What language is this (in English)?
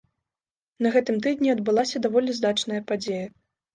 Belarusian